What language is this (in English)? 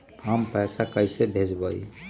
Magahi